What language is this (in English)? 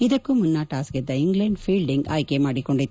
Kannada